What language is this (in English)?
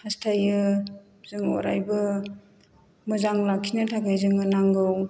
Bodo